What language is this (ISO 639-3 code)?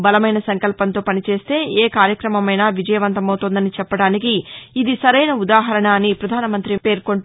tel